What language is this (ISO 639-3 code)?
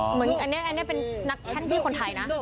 tha